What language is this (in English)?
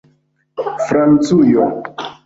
Esperanto